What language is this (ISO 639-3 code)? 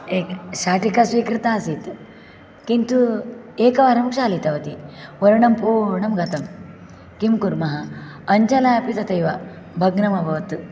san